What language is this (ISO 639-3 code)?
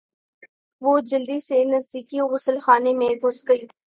urd